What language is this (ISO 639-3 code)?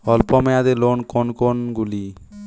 ben